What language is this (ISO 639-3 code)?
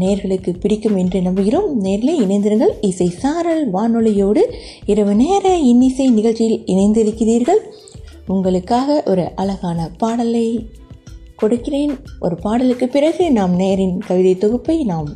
tam